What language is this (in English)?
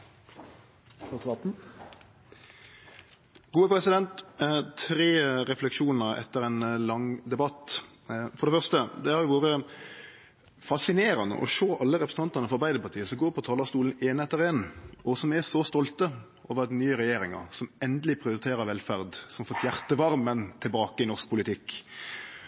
Norwegian